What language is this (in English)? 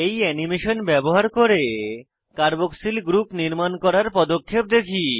Bangla